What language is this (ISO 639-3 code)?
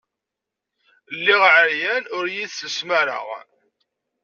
kab